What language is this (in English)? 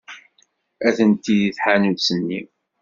Kabyle